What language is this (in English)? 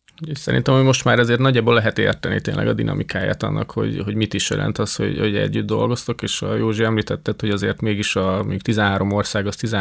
Hungarian